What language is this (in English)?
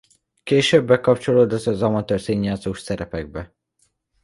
Hungarian